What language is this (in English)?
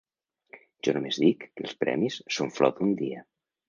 Catalan